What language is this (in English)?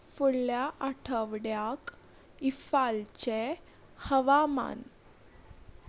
Konkani